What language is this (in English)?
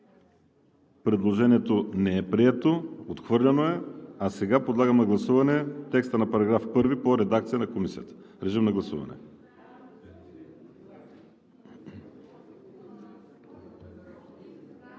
Bulgarian